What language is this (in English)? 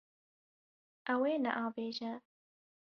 Kurdish